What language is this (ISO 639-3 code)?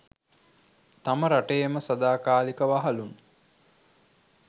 sin